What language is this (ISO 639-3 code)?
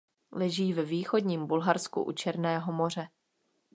ces